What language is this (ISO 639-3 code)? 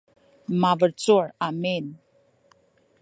szy